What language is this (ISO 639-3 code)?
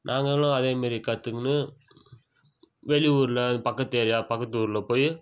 tam